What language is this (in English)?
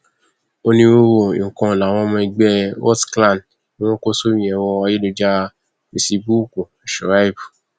Yoruba